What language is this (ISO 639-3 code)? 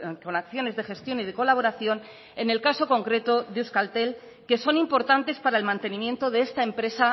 spa